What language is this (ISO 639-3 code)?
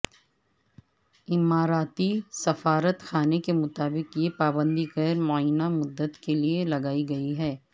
urd